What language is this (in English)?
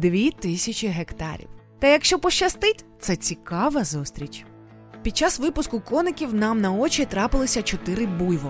Ukrainian